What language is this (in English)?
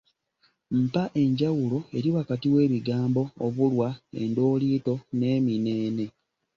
Ganda